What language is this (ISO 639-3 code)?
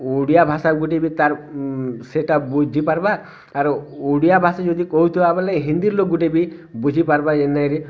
ori